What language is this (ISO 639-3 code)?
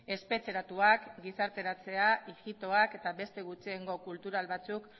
eus